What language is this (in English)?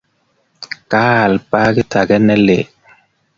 Kalenjin